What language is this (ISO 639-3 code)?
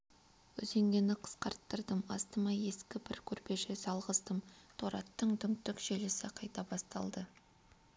kaz